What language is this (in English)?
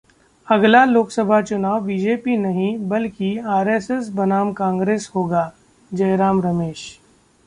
Hindi